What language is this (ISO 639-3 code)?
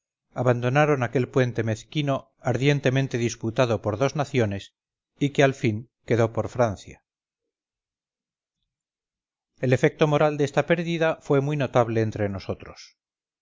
spa